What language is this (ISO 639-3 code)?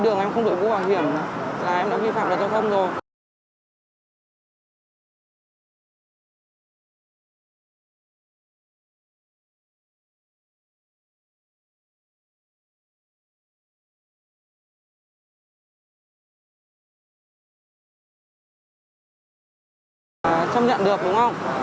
vie